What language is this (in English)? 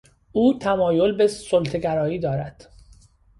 Persian